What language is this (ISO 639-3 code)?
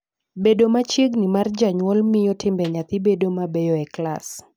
luo